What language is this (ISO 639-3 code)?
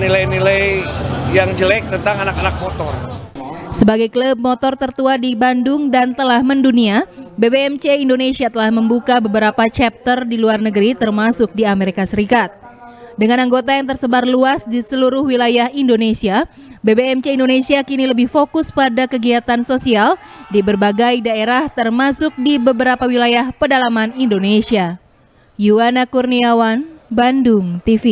ind